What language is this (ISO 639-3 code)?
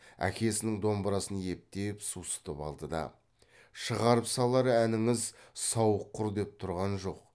kaz